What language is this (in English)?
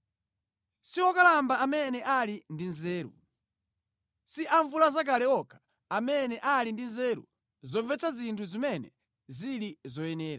Nyanja